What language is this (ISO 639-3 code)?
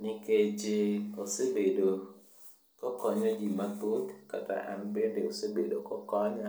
luo